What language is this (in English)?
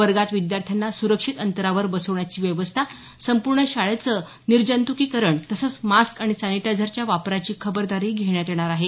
Marathi